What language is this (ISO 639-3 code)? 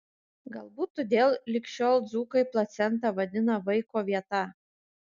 lit